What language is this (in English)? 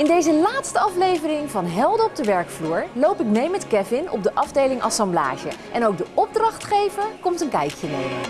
Dutch